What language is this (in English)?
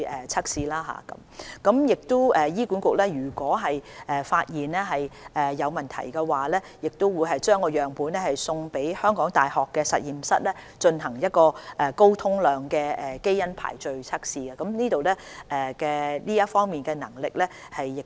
Cantonese